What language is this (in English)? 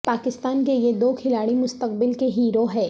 Urdu